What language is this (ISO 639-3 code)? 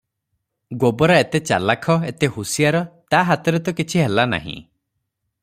ori